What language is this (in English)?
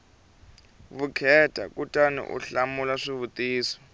Tsonga